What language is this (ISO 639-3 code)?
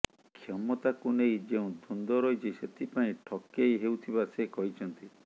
ori